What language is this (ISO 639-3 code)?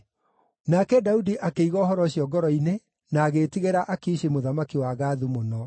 kik